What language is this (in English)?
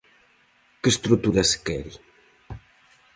Galician